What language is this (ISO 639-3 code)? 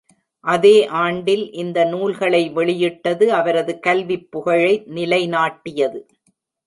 tam